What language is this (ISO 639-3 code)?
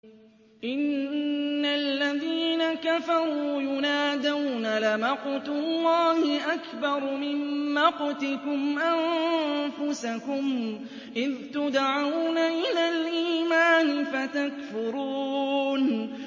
ara